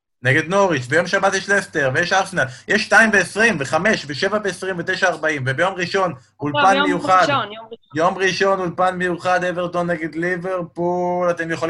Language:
Hebrew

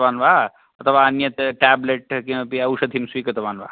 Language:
Sanskrit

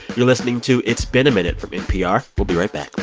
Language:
English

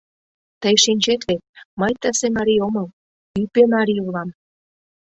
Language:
Mari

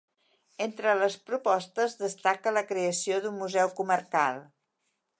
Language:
Catalan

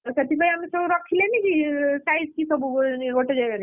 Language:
Odia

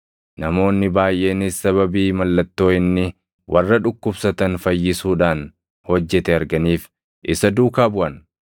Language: Oromo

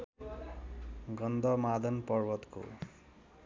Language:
Nepali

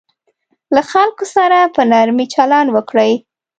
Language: Pashto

